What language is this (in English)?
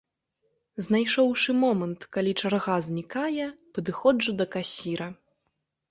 Belarusian